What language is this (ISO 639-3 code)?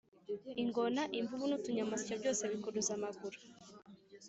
kin